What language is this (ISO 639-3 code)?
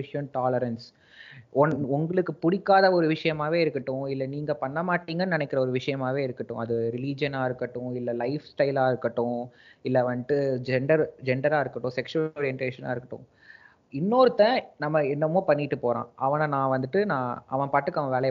tam